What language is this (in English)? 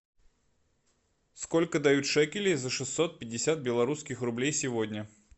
Russian